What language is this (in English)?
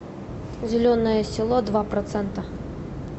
Russian